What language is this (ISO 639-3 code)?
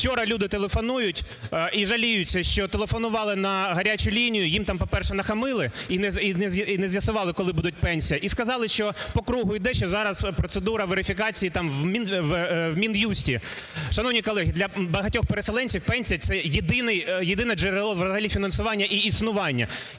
ukr